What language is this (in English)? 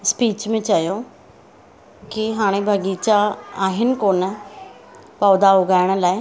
Sindhi